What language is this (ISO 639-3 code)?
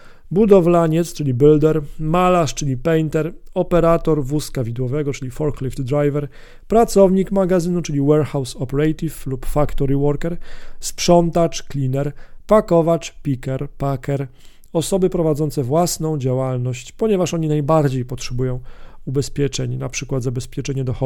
pol